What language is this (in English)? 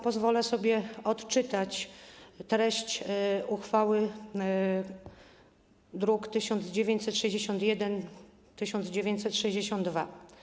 Polish